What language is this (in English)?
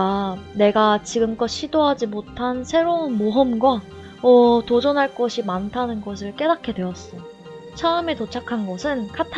Korean